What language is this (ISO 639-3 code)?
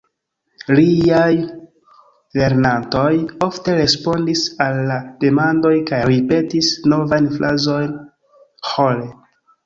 epo